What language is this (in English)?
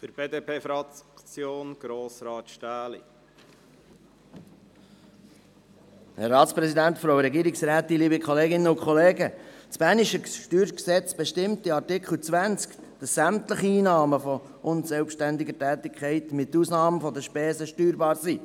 Swiss German